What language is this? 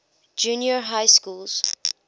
English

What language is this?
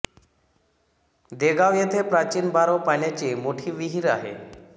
Marathi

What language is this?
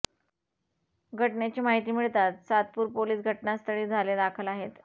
Marathi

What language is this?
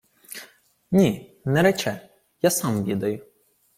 Ukrainian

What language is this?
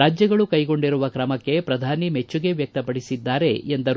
Kannada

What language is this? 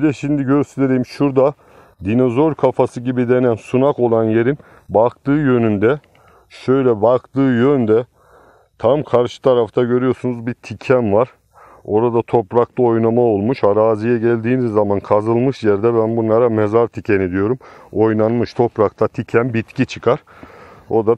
Turkish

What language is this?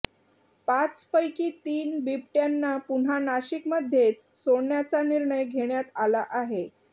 Marathi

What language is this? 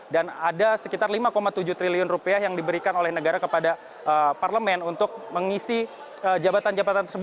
Indonesian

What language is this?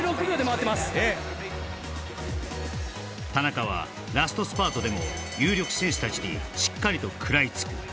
Japanese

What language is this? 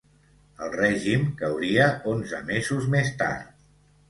Catalan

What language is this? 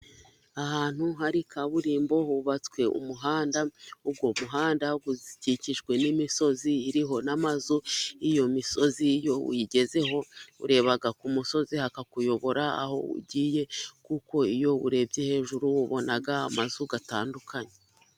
Kinyarwanda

